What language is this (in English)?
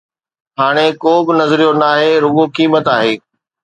Sindhi